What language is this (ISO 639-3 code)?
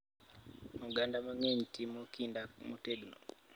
luo